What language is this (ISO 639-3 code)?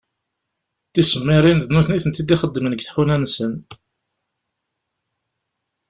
kab